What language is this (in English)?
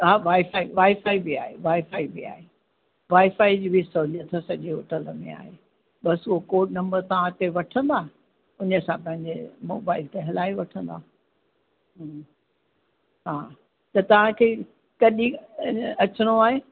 Sindhi